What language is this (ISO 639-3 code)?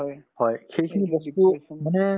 asm